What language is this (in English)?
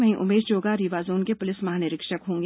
Hindi